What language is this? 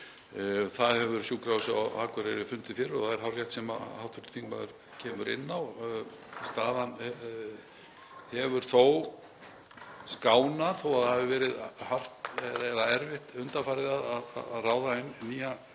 Icelandic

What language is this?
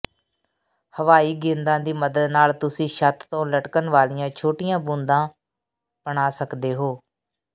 Punjabi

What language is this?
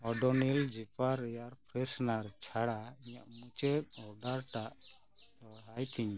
Santali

